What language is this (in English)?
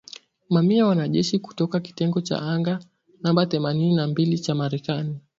Swahili